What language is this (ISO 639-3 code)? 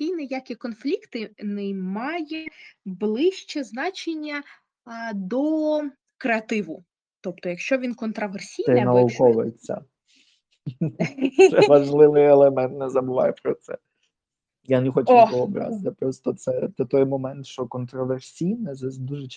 ukr